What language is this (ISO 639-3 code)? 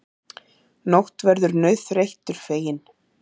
isl